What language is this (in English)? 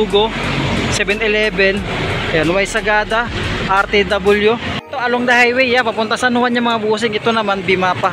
Filipino